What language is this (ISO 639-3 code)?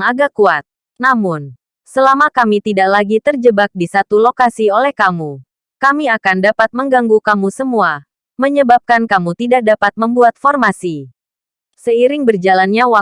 ind